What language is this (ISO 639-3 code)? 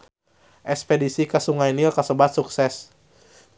sun